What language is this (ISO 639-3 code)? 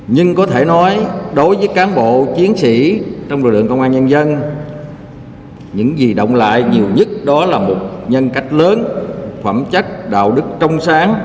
vie